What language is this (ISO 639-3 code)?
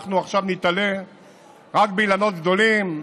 heb